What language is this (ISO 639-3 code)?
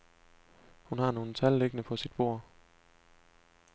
dan